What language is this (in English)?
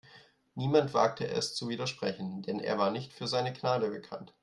German